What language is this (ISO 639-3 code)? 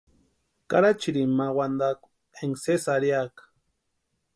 pua